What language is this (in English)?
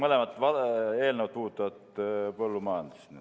Estonian